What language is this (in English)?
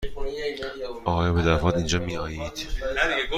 Persian